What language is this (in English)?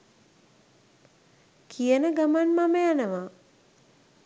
Sinhala